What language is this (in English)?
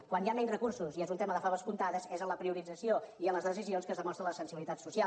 Catalan